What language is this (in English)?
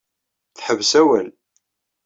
Kabyle